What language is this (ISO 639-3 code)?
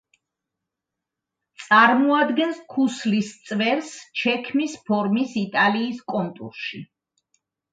kat